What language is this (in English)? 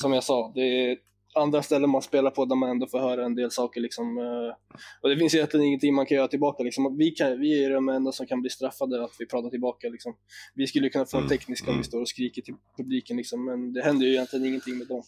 Swedish